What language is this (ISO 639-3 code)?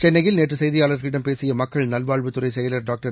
tam